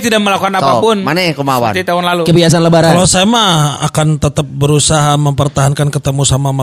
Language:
Indonesian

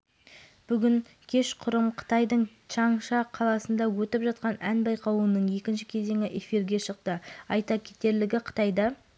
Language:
Kazakh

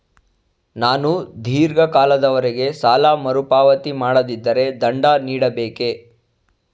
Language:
Kannada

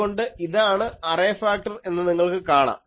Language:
Malayalam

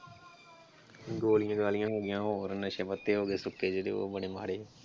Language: Punjabi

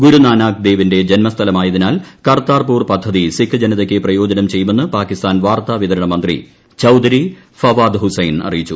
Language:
Malayalam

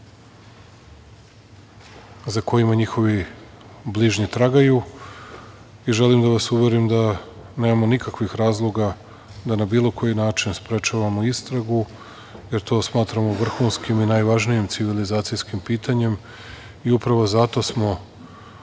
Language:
Serbian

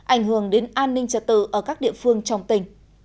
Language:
Vietnamese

